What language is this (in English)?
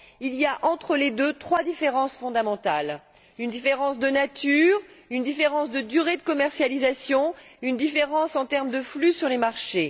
French